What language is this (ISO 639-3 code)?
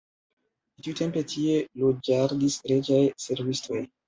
epo